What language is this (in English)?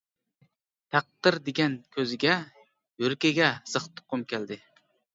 Uyghur